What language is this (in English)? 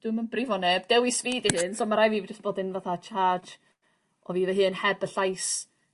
Welsh